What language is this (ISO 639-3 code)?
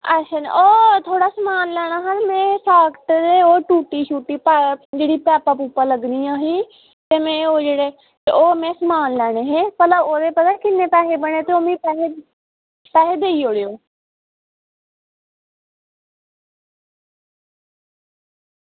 doi